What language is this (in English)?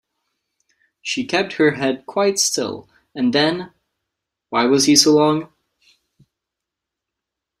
English